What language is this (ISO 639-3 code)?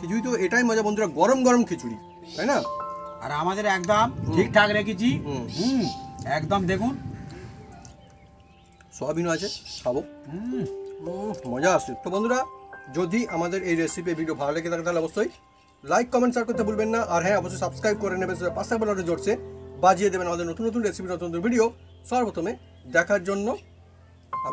kor